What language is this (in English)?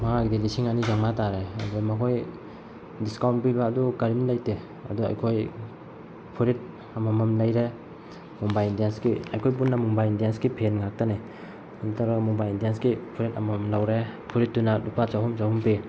Manipuri